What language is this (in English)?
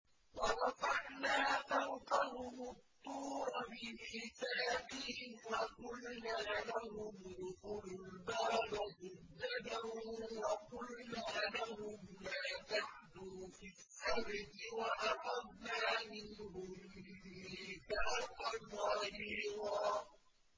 Arabic